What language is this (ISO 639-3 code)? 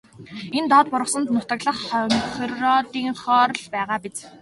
mon